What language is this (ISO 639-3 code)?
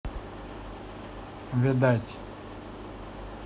rus